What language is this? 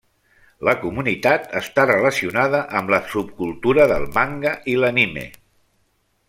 Catalan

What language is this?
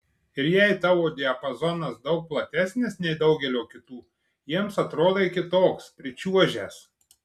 Lithuanian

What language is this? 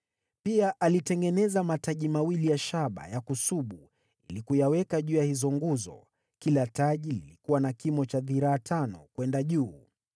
Swahili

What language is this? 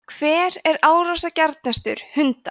Icelandic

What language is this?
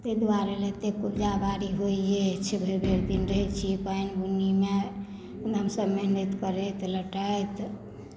Maithili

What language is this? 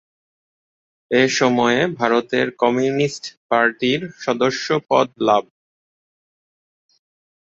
Bangla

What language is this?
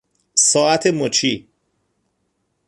Persian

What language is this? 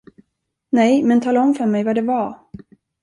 Swedish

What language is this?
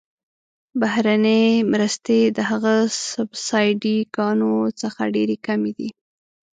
Pashto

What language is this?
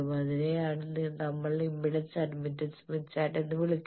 Malayalam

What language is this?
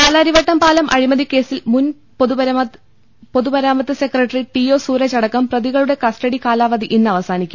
Malayalam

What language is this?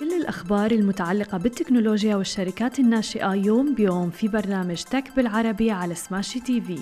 Arabic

